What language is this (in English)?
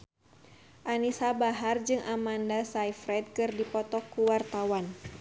Sundanese